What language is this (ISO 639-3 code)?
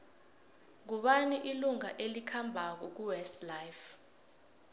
nbl